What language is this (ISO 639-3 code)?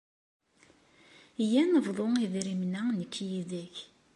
kab